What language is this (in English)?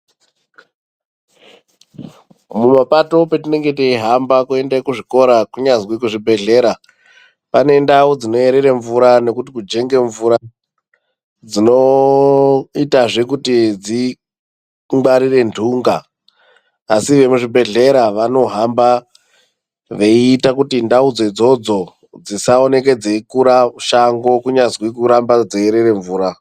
Ndau